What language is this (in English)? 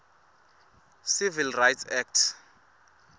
Swati